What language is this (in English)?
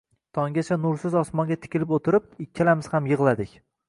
Uzbek